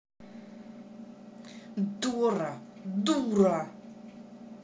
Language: Russian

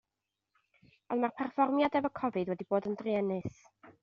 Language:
Welsh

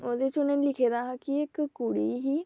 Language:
Dogri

